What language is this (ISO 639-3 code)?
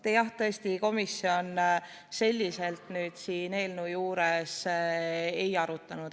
est